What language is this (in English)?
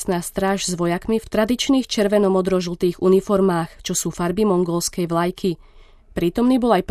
Slovak